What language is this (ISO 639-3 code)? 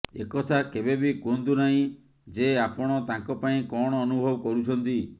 ori